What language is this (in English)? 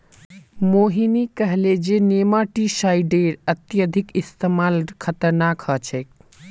Magahi